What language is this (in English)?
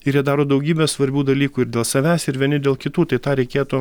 Lithuanian